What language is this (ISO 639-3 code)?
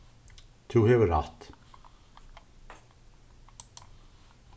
fao